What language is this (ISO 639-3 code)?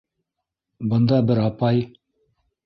bak